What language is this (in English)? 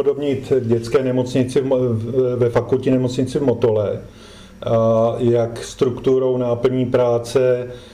Czech